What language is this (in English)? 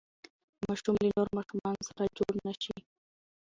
Pashto